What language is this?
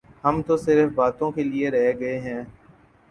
Urdu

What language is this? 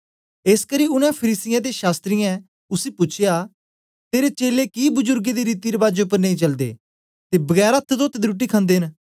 Dogri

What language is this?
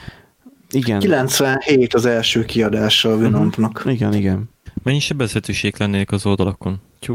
Hungarian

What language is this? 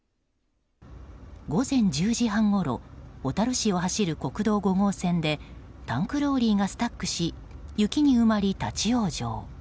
Japanese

